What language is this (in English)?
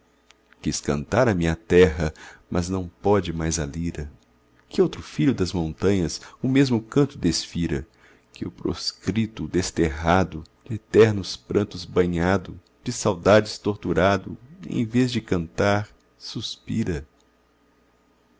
Portuguese